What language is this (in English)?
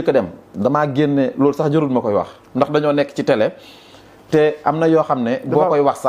Indonesian